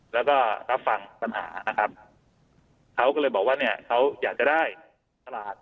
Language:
Thai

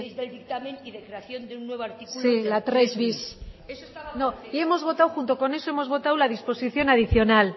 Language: Spanish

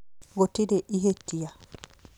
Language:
Kikuyu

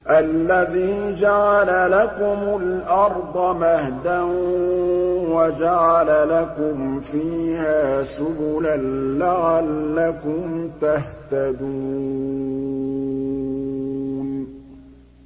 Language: Arabic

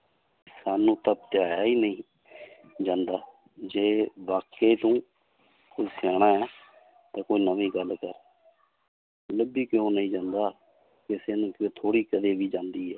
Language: Punjabi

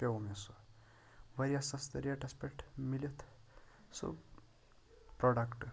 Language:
Kashmiri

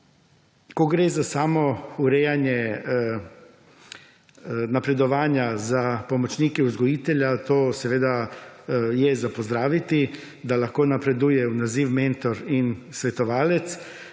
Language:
Slovenian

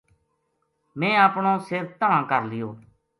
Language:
Gujari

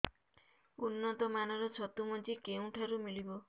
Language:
Odia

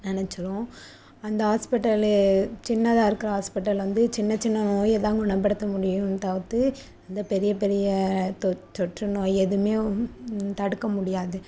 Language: Tamil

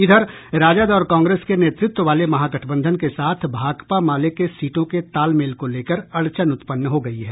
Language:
Hindi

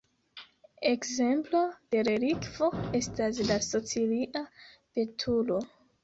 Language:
Esperanto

